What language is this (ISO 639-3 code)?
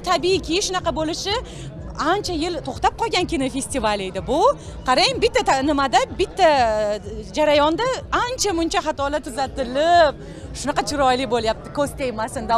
tur